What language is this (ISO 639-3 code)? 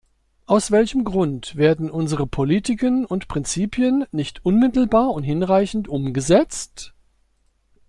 deu